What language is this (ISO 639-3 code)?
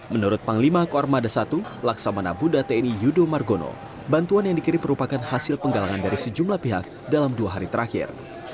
ind